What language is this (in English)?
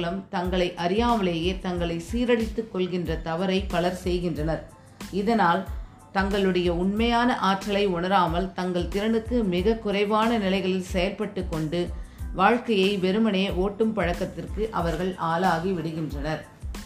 Tamil